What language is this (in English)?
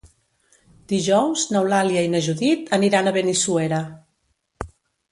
Catalan